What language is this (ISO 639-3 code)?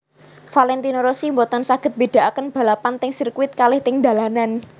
jav